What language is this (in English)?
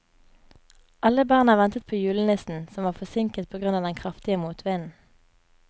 Norwegian